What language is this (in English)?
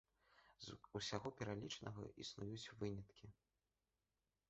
Belarusian